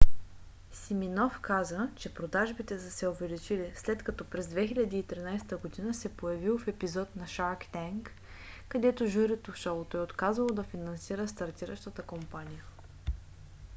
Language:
Bulgarian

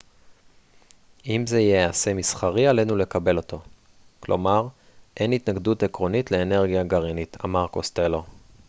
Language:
Hebrew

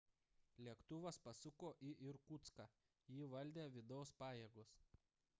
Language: Lithuanian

